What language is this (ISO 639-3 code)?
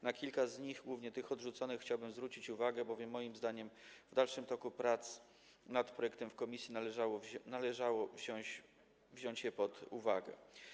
pol